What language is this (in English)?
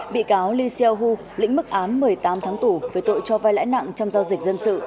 Vietnamese